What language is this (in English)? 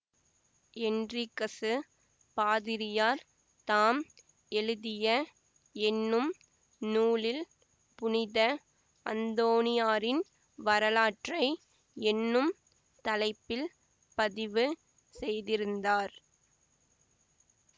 Tamil